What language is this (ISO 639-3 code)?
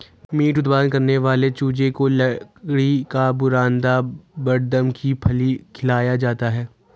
hin